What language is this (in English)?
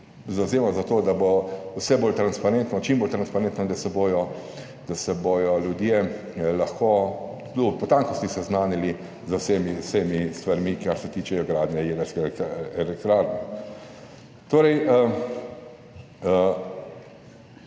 Slovenian